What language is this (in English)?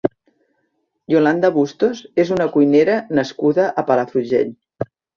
Catalan